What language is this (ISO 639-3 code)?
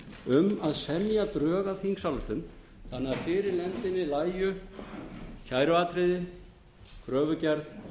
isl